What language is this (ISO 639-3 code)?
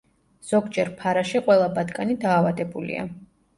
kat